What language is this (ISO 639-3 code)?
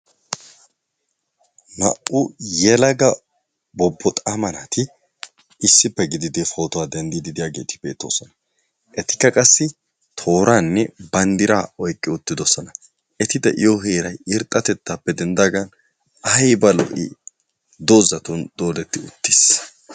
wal